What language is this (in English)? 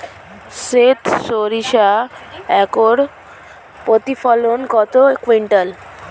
Bangla